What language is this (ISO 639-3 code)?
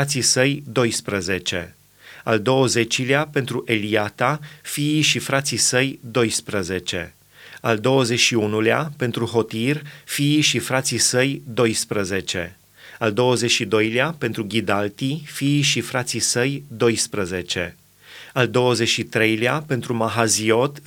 ron